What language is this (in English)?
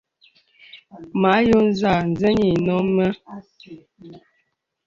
Bebele